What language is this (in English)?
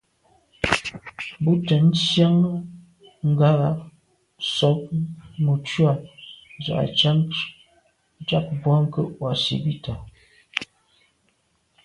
Medumba